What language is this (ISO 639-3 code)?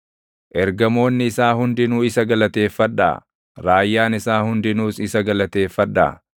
orm